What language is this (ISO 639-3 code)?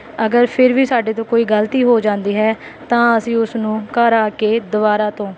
pan